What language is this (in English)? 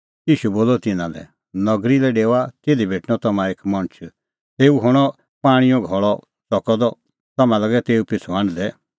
Kullu Pahari